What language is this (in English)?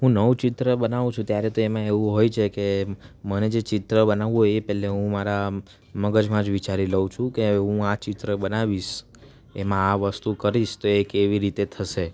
Gujarati